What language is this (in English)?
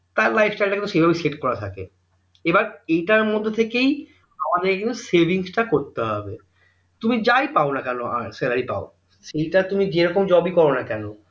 Bangla